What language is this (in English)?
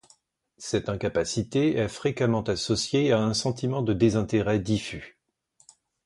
French